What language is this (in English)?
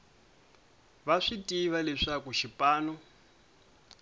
Tsonga